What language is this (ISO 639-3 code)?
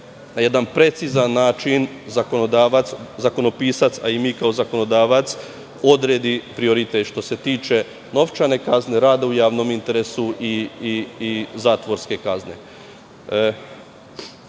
srp